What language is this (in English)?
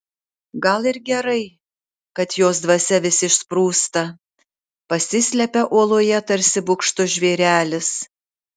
Lithuanian